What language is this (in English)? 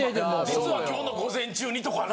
Japanese